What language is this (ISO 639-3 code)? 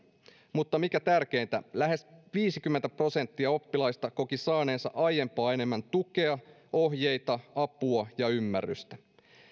fin